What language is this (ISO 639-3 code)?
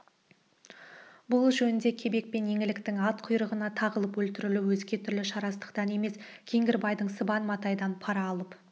kaz